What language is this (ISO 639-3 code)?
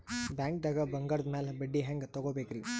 kan